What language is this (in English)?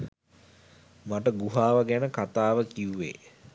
Sinhala